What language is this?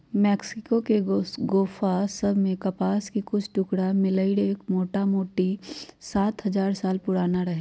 Magahi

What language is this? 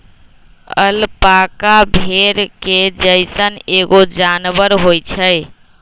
Magahi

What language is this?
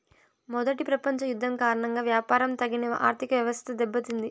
Telugu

